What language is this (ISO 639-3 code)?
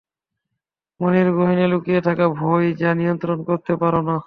ben